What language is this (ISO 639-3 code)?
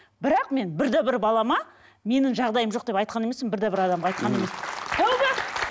kaz